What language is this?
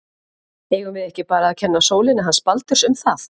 Icelandic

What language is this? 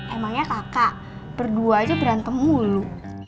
Indonesian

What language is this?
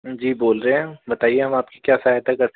Hindi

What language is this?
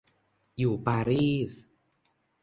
Thai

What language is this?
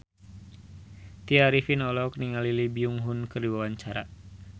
Sundanese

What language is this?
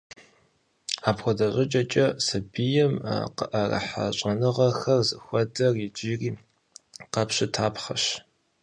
Kabardian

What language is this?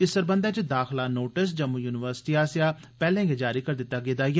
Dogri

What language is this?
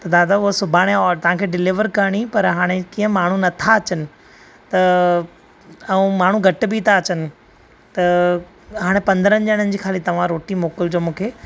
Sindhi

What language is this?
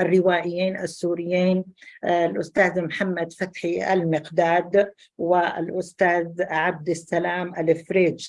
Arabic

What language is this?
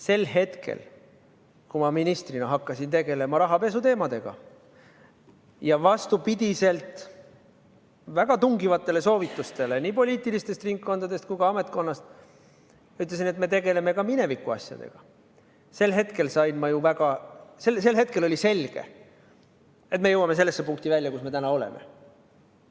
Estonian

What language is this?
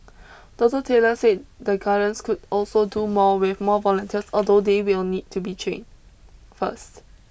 English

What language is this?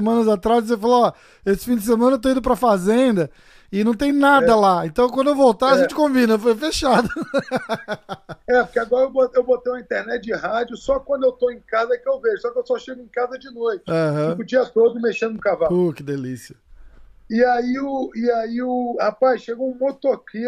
Portuguese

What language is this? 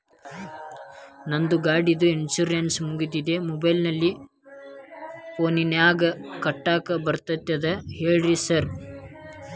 Kannada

